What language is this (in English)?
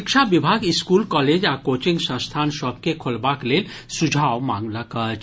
Maithili